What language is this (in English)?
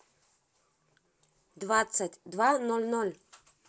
Russian